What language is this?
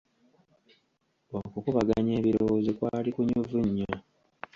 Ganda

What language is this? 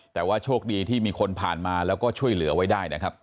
Thai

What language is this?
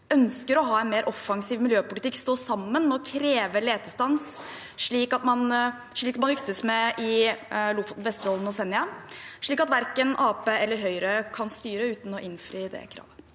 Norwegian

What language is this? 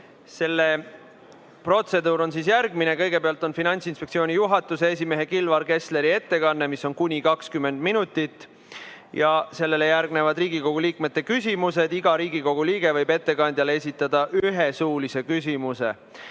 Estonian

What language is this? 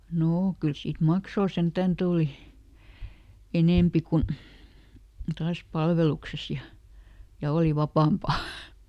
Finnish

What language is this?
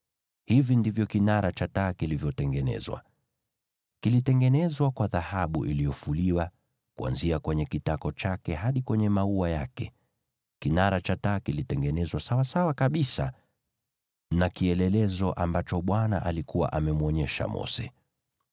Swahili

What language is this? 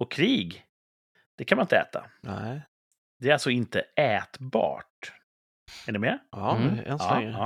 Swedish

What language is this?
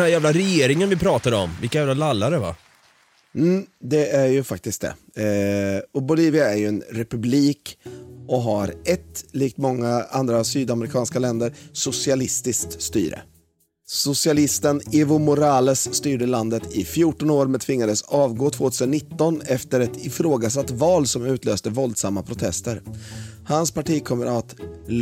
Swedish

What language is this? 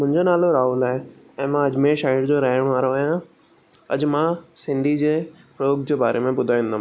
Sindhi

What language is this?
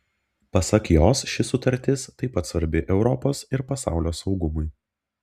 Lithuanian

